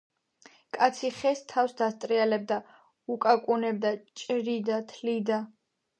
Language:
Georgian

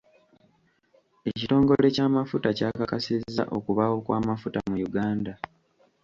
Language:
Ganda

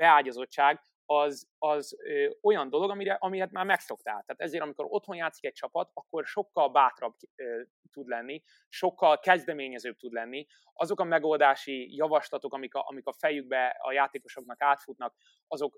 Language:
Hungarian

